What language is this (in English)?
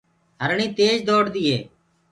Gurgula